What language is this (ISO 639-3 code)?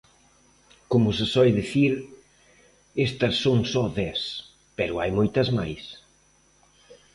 glg